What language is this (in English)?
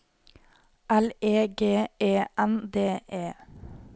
Norwegian